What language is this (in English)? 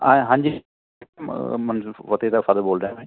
Punjabi